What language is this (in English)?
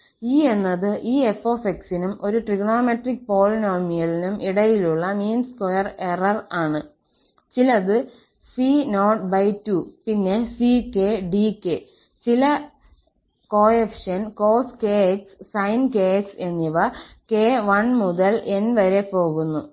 Malayalam